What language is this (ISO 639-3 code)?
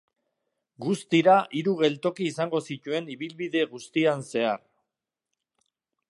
eus